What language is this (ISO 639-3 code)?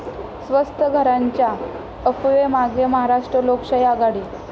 mar